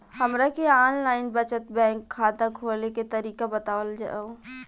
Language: Bhojpuri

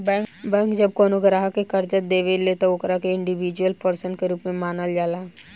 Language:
Bhojpuri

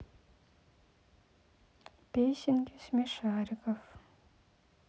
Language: Russian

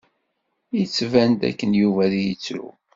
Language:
Kabyle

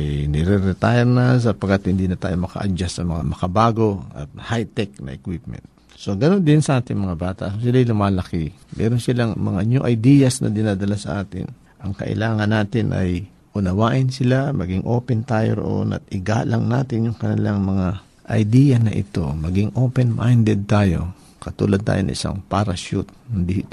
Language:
Filipino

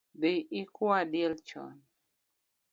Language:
Luo (Kenya and Tanzania)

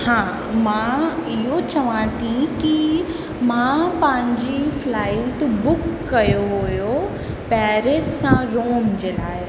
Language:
Sindhi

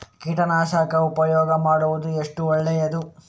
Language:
Kannada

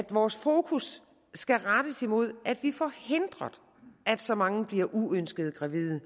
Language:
Danish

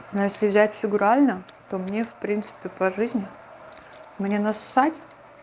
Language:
Russian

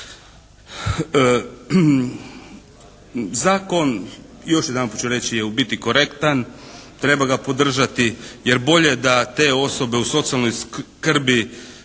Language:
Croatian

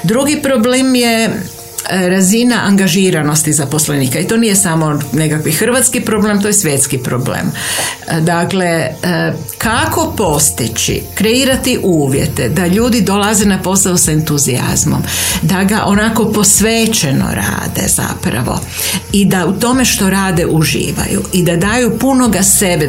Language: Croatian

